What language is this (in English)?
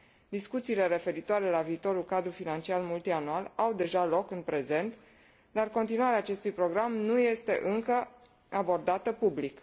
Romanian